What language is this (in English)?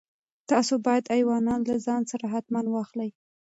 Pashto